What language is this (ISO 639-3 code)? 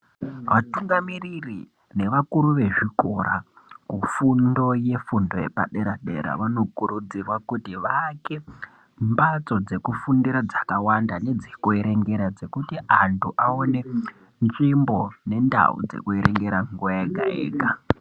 ndc